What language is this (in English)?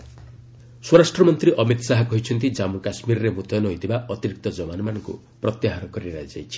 Odia